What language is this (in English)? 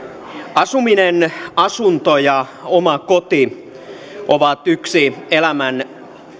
Finnish